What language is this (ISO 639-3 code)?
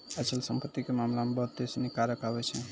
mai